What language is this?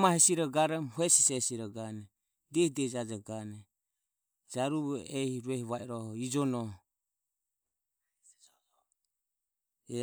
Ömie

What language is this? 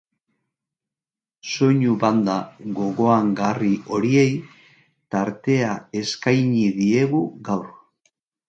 Basque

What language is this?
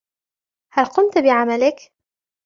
Arabic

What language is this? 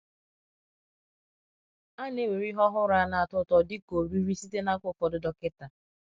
Igbo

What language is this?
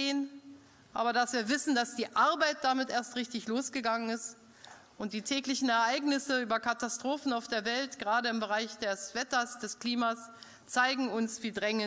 German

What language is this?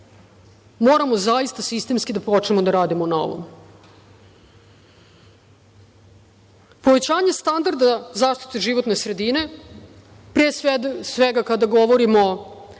Serbian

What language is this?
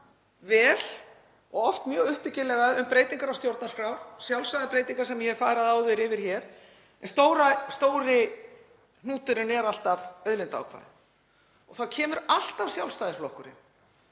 Icelandic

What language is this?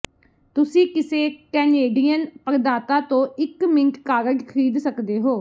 Punjabi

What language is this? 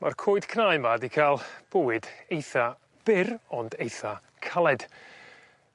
Welsh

